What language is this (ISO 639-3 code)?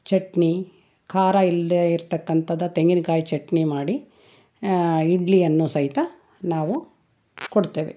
kan